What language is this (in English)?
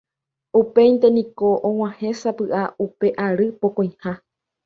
Guarani